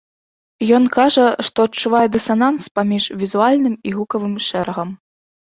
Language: Belarusian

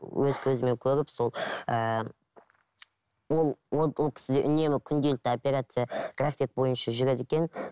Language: Kazakh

